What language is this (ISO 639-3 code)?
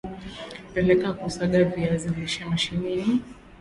swa